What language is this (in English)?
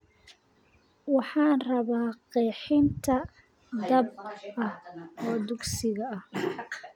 Somali